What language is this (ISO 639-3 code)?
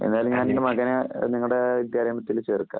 mal